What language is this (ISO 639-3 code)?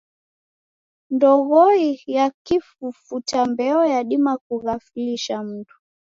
dav